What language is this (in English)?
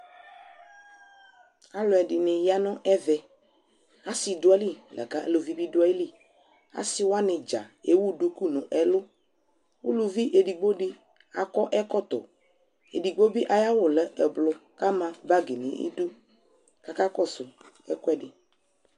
Ikposo